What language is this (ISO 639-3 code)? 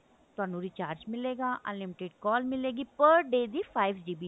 pan